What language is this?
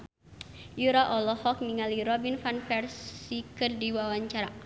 Sundanese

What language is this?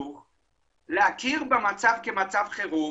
Hebrew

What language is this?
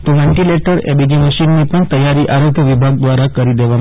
Gujarati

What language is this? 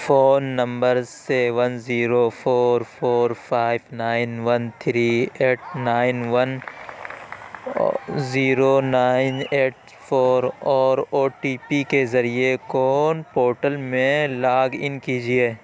Urdu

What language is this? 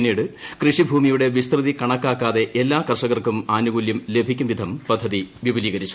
Malayalam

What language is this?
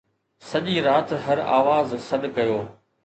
Sindhi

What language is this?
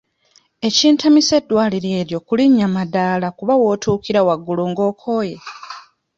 Ganda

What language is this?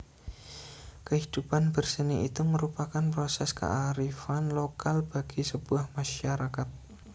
Javanese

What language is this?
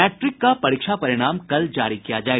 Hindi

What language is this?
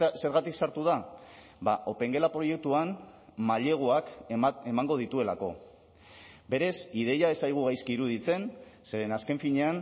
Basque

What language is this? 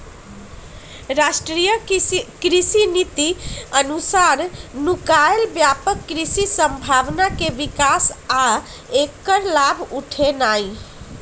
Magahi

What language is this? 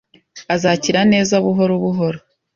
Kinyarwanda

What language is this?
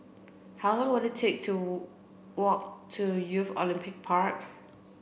English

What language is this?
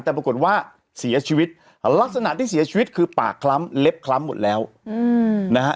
Thai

